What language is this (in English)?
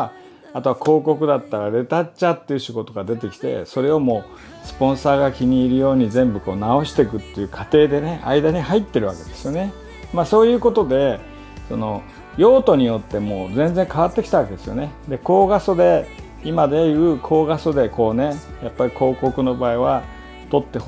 Japanese